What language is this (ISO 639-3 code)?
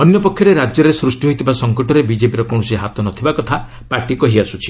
ori